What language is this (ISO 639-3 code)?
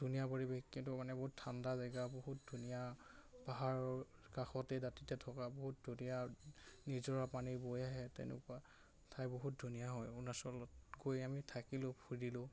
asm